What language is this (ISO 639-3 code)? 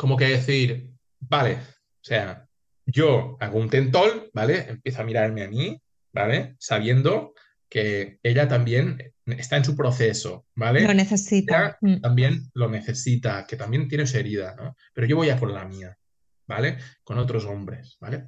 spa